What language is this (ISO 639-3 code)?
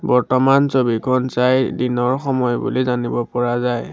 asm